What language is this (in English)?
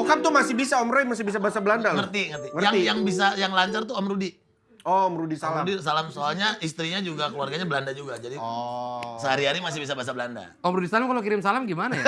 Indonesian